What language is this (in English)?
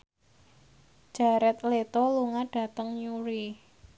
Javanese